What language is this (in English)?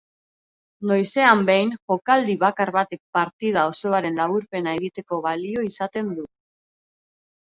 Basque